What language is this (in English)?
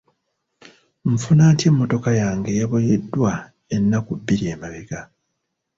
Ganda